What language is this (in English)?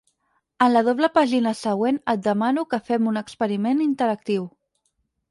Catalan